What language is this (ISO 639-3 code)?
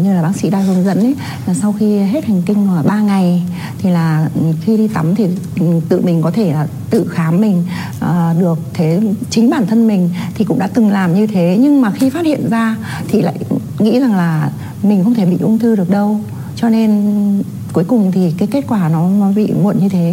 vie